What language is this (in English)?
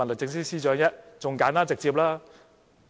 Cantonese